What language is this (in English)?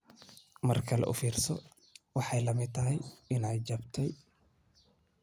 Somali